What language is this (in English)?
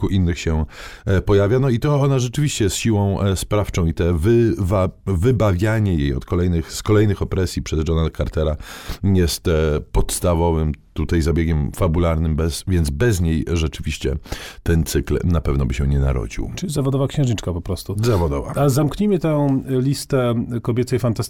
Polish